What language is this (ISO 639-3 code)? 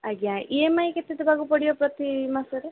ori